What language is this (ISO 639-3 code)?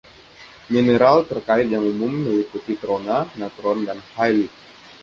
ind